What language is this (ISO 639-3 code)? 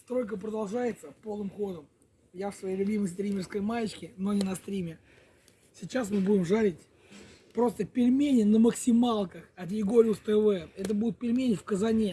rus